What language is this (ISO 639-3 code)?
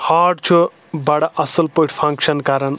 kas